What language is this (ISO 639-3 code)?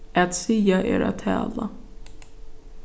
fao